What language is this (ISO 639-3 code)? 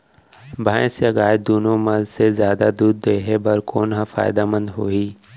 hne